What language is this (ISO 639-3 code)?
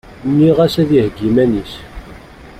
kab